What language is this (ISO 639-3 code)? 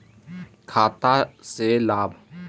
mag